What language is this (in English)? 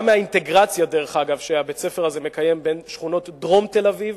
Hebrew